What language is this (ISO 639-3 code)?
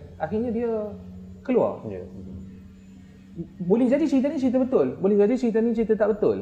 msa